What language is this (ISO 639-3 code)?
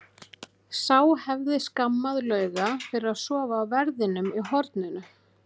isl